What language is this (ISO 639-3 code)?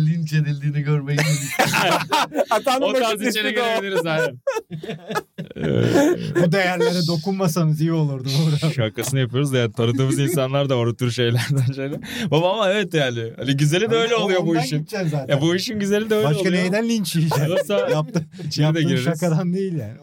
tur